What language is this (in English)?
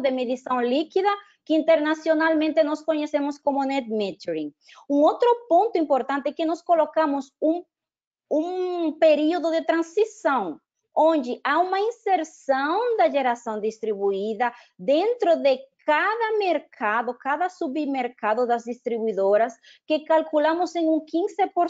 Portuguese